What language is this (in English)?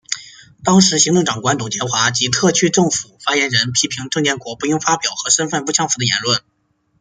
Chinese